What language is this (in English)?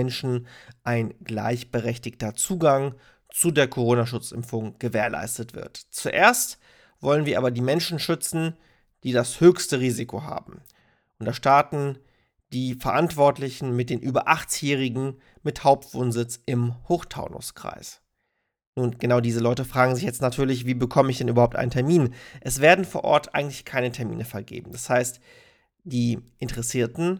German